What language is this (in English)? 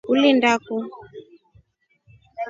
Rombo